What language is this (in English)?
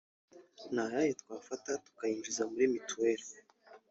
Kinyarwanda